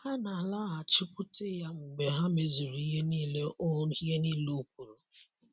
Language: Igbo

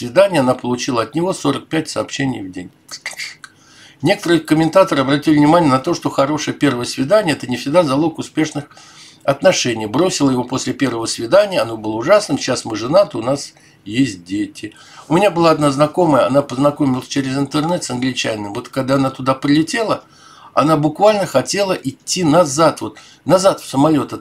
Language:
Russian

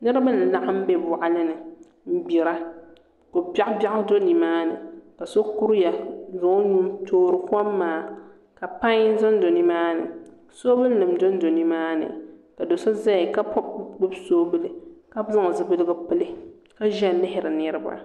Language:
Dagbani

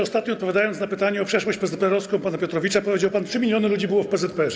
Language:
Polish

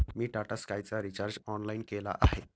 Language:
Marathi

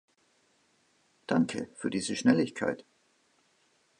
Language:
German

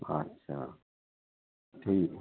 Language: Hindi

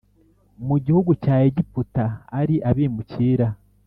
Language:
Kinyarwanda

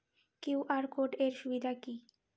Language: Bangla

